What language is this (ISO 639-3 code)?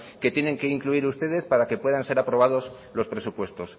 spa